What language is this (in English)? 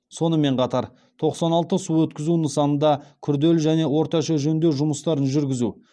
Kazakh